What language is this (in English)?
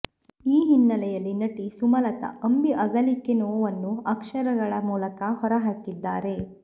Kannada